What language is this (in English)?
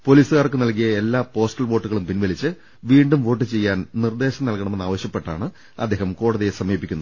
Malayalam